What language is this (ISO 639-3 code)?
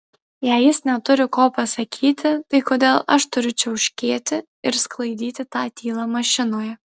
lit